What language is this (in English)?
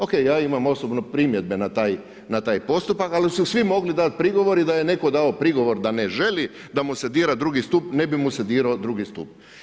Croatian